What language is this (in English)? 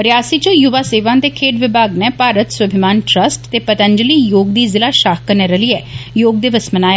Dogri